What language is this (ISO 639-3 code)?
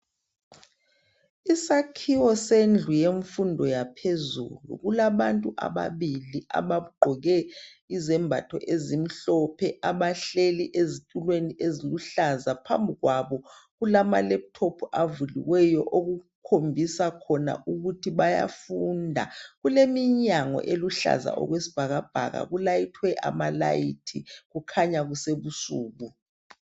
nde